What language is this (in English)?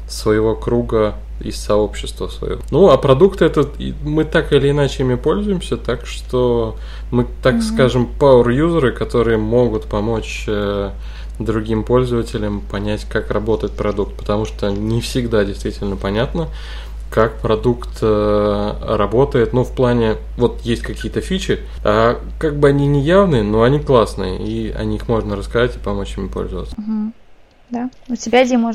Russian